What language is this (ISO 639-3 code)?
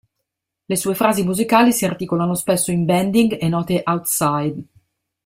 ita